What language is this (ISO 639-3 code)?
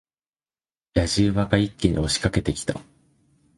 jpn